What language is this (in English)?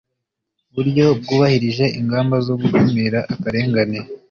Kinyarwanda